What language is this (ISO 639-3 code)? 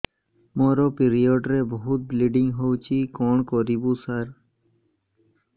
ori